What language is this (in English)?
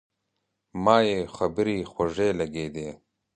Pashto